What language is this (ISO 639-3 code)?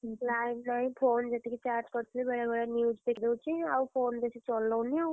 ori